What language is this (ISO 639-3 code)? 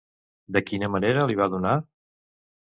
cat